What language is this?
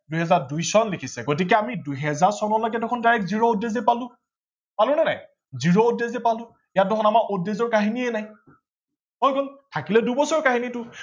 Assamese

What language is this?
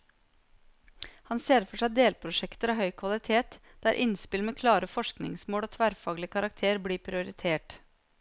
Norwegian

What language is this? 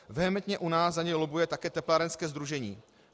Czech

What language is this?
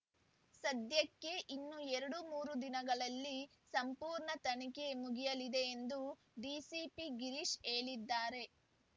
Kannada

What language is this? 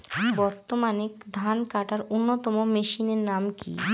Bangla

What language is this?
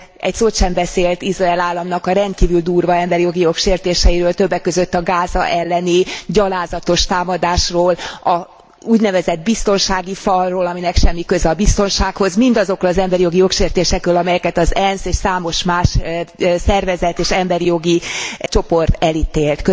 Hungarian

